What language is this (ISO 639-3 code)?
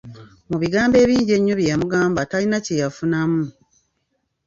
lug